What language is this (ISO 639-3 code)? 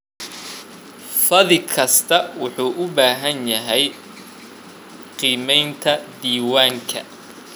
som